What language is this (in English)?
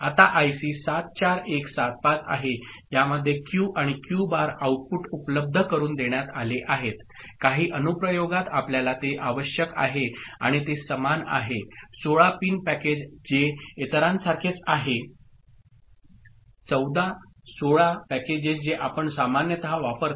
Marathi